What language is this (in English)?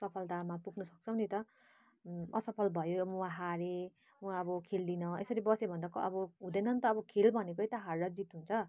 Nepali